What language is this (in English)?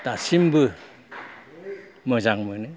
Bodo